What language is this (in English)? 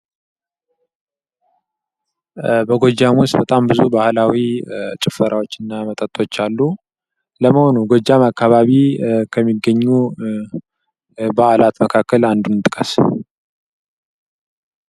Amharic